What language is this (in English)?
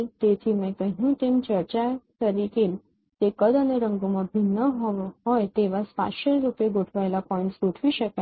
Gujarati